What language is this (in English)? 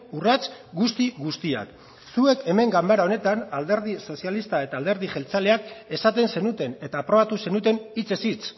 Basque